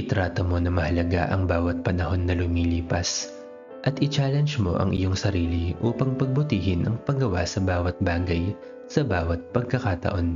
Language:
Filipino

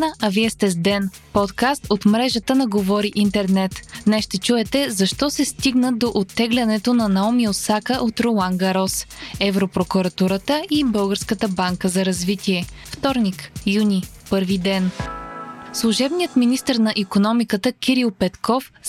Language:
Bulgarian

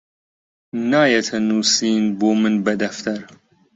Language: Central Kurdish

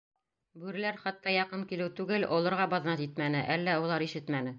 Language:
Bashkir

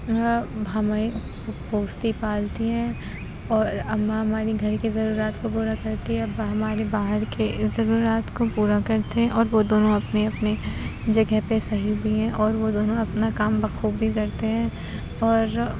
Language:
Urdu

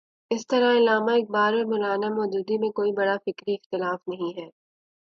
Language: Urdu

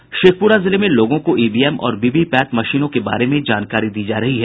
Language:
Hindi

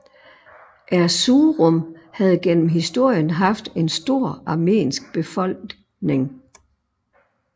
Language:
Danish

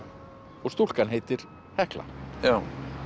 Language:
Icelandic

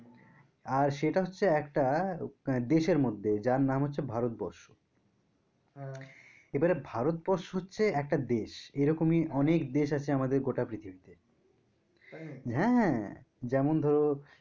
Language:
Bangla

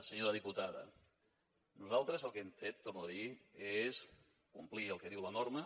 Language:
Catalan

